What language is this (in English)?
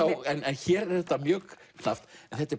Icelandic